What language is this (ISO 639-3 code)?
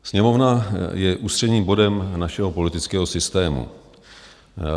ces